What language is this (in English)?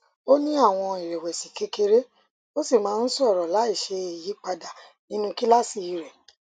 Yoruba